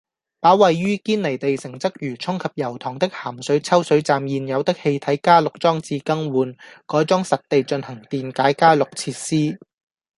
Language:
Cantonese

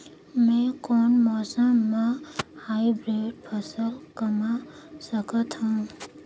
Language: Chhattisgarhi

